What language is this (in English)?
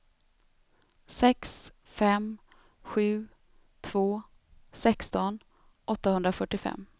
Swedish